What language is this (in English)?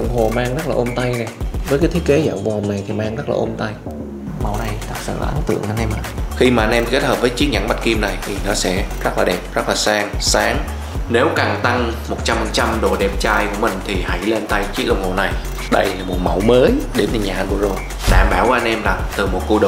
Vietnamese